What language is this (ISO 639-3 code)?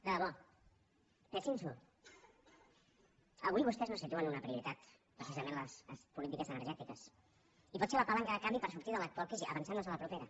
cat